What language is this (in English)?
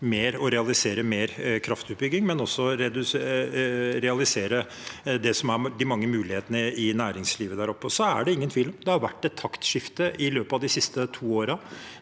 Norwegian